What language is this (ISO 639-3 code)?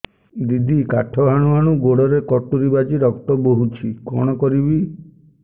ori